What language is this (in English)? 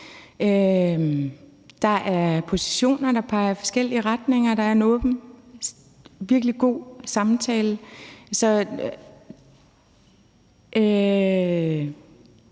Danish